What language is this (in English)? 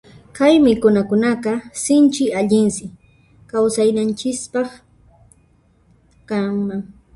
Puno Quechua